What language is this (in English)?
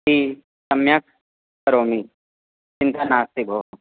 Sanskrit